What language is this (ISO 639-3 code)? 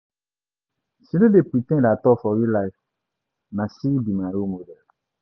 pcm